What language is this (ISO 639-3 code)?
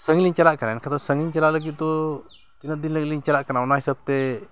sat